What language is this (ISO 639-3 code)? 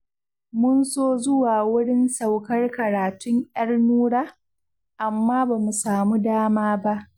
hau